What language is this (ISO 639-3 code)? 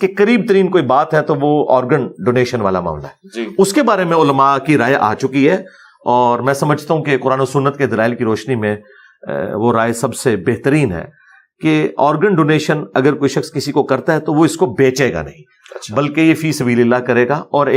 urd